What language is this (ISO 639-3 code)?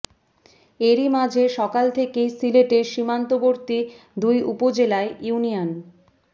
ben